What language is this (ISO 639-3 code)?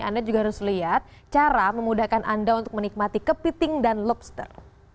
ind